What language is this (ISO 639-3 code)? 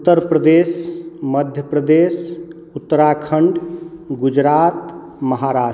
mai